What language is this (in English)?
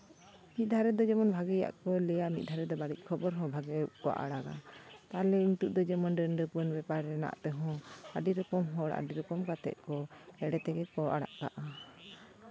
Santali